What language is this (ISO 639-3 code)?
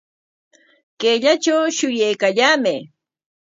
qwa